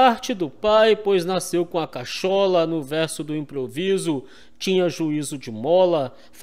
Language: Portuguese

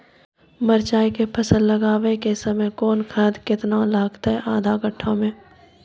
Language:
Maithili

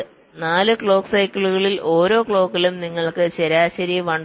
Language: Malayalam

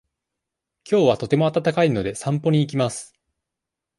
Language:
Japanese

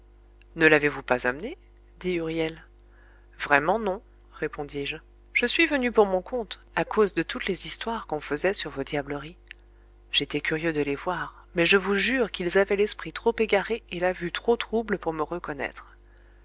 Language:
French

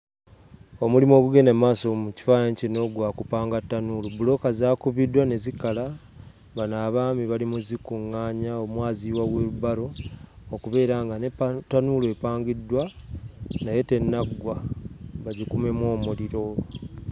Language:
Ganda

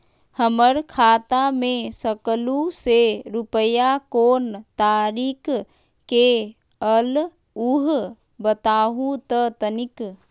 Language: Magahi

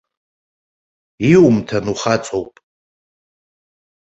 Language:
Abkhazian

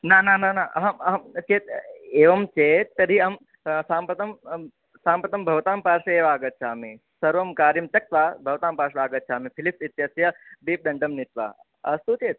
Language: Sanskrit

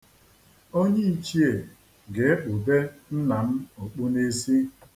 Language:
Igbo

